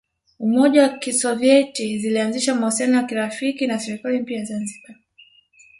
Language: Swahili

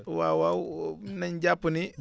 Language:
Wolof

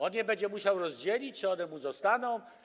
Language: Polish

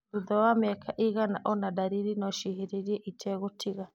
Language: Kikuyu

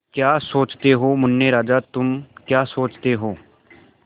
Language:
Hindi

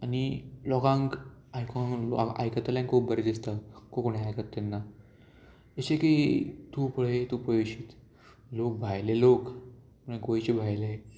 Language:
Konkani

